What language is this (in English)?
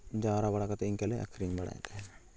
Santali